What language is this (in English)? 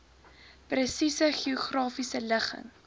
Afrikaans